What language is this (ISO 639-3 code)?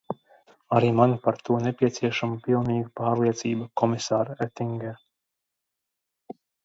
lav